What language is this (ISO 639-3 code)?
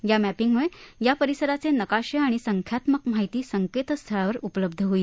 mar